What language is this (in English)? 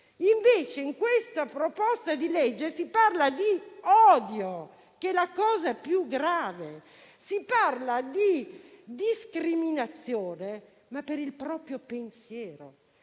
Italian